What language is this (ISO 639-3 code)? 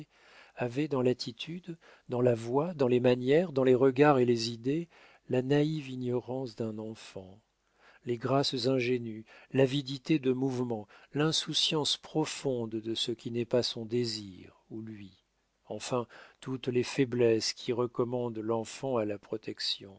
fra